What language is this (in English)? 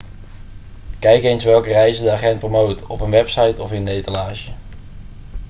Dutch